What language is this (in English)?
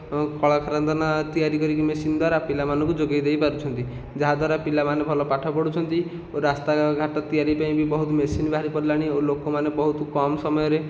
Odia